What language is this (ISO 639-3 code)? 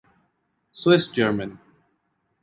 urd